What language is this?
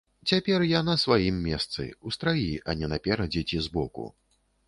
Belarusian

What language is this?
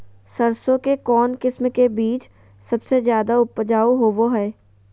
Magahi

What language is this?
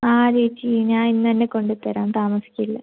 Malayalam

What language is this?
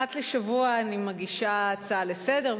Hebrew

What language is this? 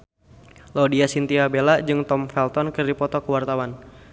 Sundanese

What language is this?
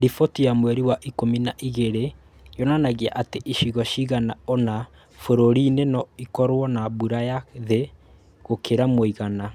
Kikuyu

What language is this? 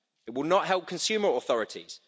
English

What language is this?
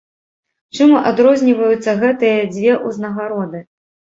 Belarusian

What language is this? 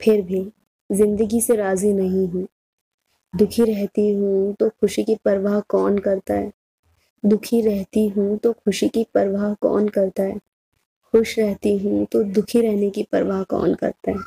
Hindi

